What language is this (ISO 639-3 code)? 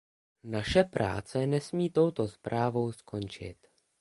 ces